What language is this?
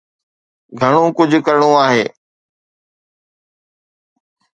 Sindhi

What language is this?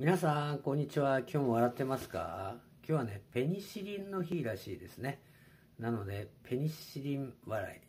Japanese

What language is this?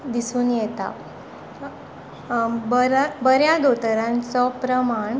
Konkani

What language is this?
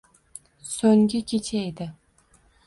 Uzbek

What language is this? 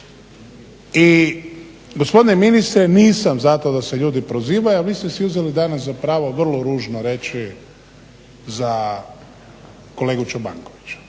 Croatian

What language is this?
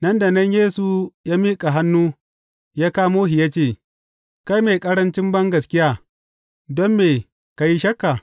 Hausa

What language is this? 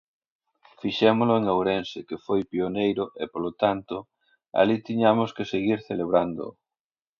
Galician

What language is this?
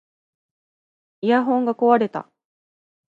Japanese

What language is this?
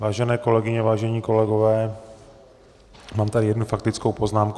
Czech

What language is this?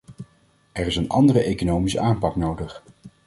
Dutch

